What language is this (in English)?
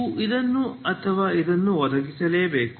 Kannada